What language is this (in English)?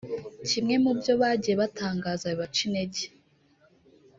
Kinyarwanda